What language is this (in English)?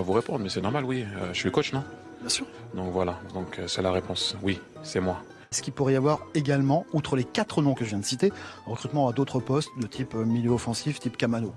French